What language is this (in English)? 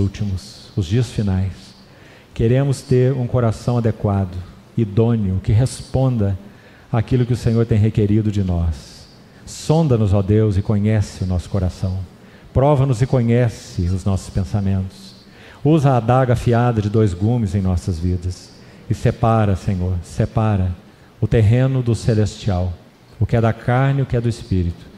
Portuguese